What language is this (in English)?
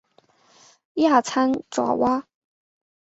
Chinese